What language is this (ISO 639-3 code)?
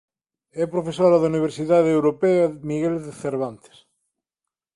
glg